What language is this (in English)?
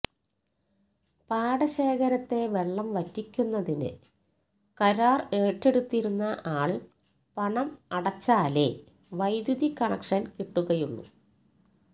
Malayalam